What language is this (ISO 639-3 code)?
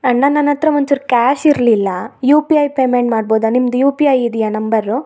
kan